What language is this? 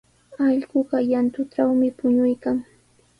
Sihuas Ancash Quechua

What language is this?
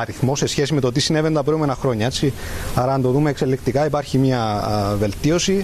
Greek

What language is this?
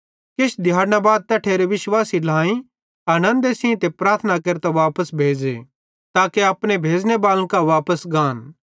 Bhadrawahi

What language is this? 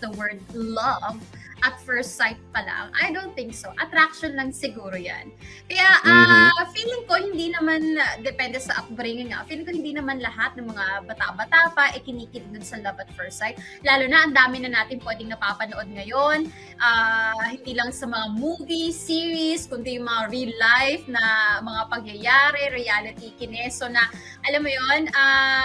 Filipino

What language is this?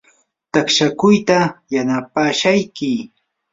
Yanahuanca Pasco Quechua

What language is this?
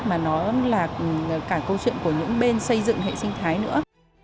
Vietnamese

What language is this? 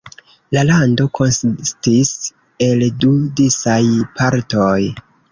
Esperanto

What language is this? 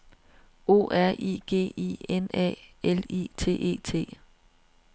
Danish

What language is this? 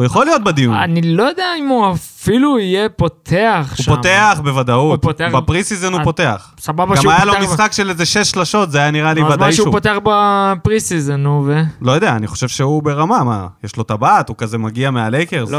Hebrew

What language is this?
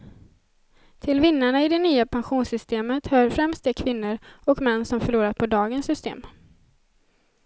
Swedish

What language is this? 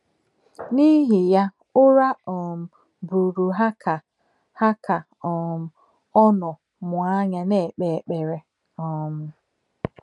Igbo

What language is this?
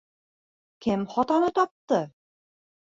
Bashkir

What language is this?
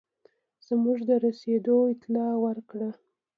Pashto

